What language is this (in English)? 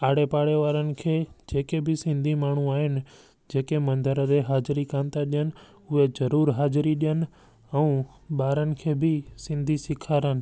Sindhi